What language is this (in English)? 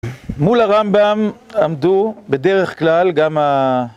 Hebrew